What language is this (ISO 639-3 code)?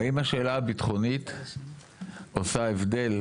heb